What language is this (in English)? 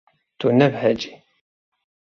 Kurdish